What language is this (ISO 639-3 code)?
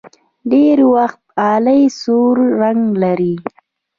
pus